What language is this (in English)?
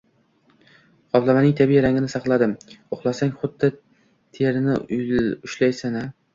Uzbek